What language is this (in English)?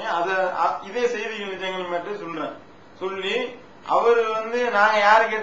Arabic